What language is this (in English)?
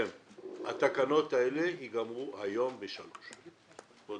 Hebrew